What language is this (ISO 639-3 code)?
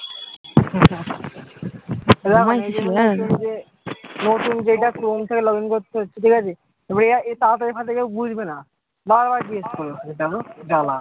ben